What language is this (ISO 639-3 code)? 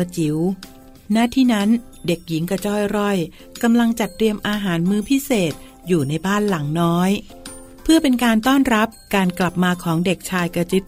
tha